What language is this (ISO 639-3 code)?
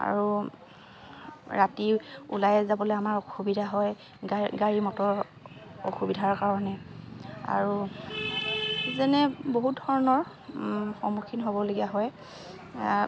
asm